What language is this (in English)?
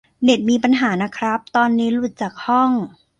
Thai